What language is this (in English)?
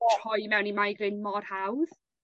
Welsh